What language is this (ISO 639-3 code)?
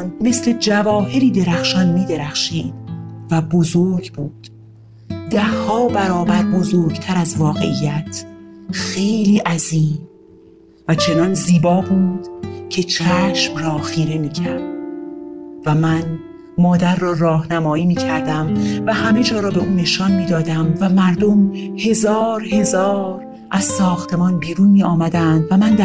fas